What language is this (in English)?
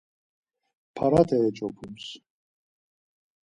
Laz